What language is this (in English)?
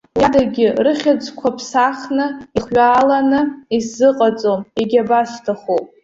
Abkhazian